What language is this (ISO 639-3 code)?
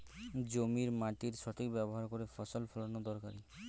ben